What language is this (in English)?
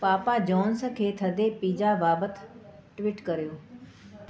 Sindhi